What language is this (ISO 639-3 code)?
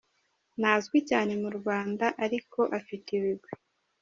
kin